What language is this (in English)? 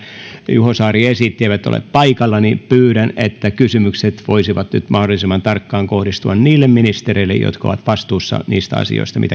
Finnish